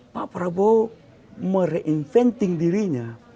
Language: Indonesian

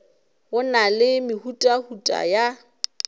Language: Northern Sotho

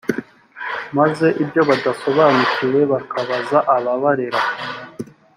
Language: Kinyarwanda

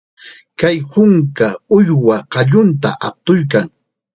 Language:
Chiquián Ancash Quechua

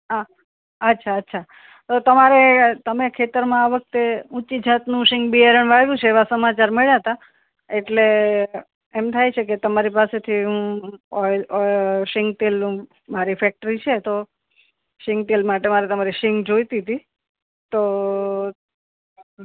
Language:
Gujarati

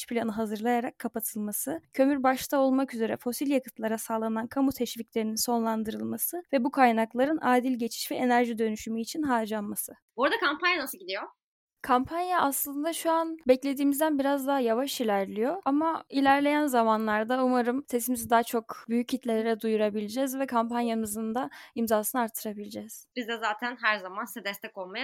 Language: Turkish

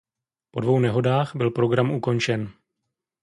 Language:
Czech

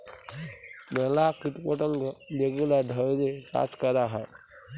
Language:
Bangla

